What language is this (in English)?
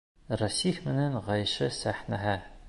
Bashkir